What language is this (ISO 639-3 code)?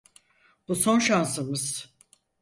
tur